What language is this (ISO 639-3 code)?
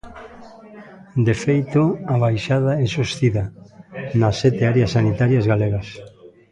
glg